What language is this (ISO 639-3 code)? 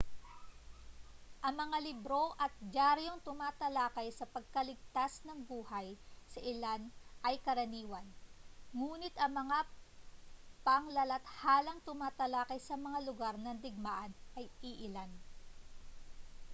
fil